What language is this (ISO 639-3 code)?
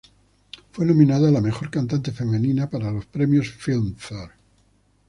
spa